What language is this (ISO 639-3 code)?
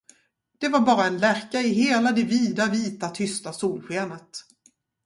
swe